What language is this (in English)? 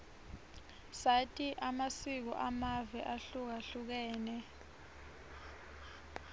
Swati